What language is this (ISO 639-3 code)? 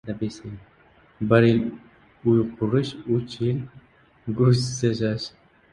uzb